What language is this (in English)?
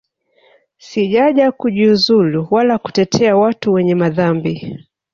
Swahili